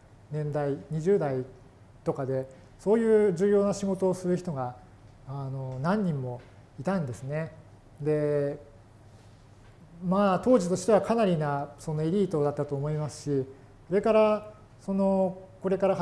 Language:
Japanese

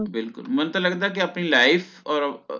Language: Punjabi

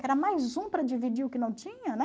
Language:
Portuguese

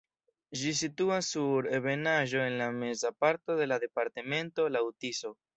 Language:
Esperanto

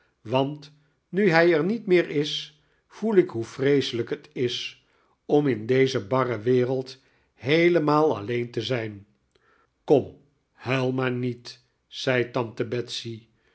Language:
Dutch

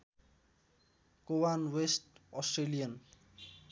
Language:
Nepali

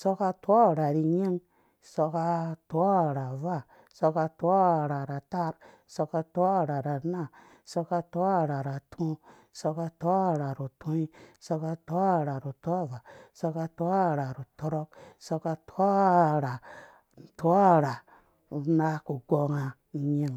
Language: Dũya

